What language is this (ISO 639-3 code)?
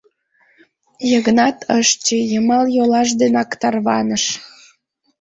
chm